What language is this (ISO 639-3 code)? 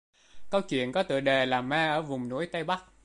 vie